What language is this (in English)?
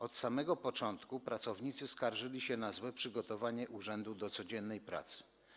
Polish